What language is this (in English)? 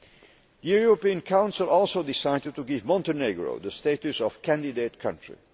English